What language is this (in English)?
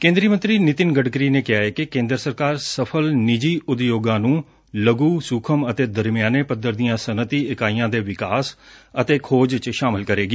Punjabi